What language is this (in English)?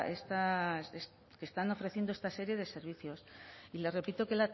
Spanish